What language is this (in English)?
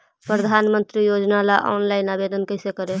Magahi